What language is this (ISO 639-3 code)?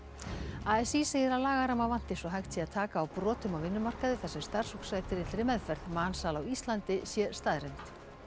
isl